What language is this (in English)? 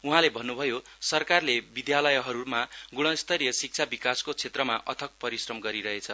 Nepali